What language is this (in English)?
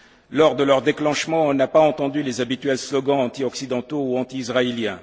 French